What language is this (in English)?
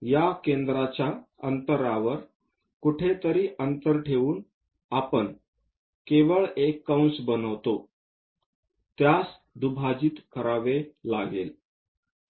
Marathi